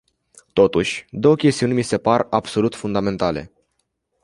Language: Romanian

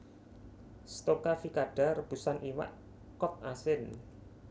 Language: Javanese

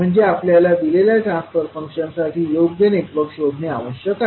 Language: Marathi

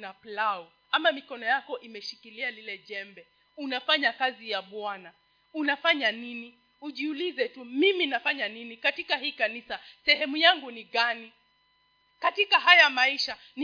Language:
Swahili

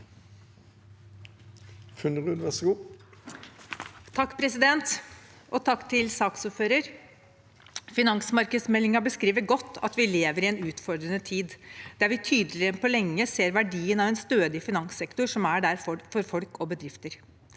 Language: Norwegian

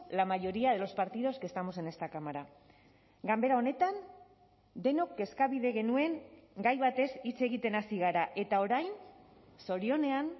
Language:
Basque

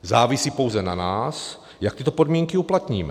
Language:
Czech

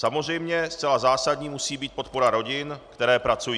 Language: Czech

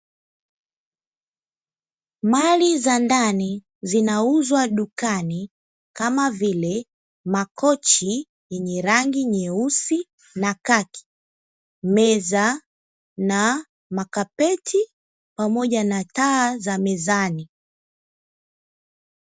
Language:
Swahili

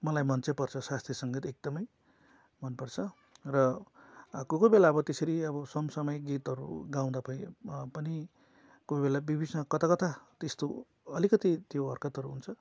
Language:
Nepali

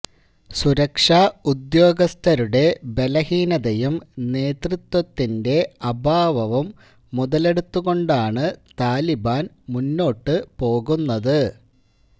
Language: Malayalam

